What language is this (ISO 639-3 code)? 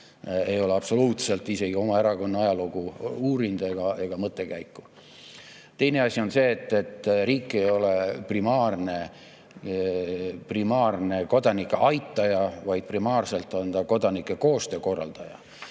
est